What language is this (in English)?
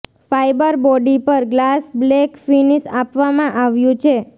Gujarati